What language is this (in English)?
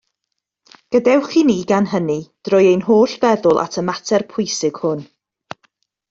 Welsh